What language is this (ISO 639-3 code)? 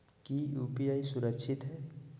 mag